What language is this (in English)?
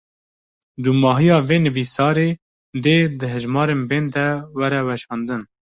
Kurdish